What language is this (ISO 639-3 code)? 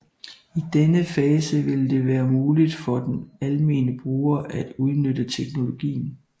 dan